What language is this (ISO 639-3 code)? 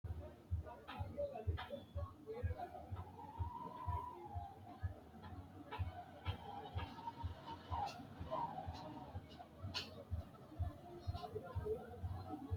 sid